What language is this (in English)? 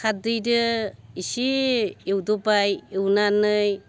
Bodo